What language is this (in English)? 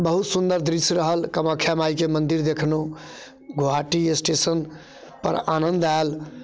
Maithili